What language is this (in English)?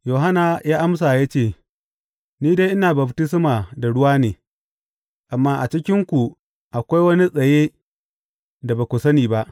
Hausa